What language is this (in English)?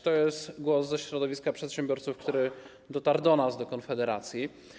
Polish